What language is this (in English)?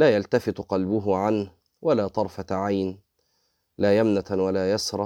Arabic